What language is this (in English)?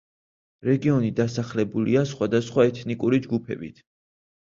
Georgian